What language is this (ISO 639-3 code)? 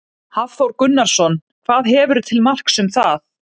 isl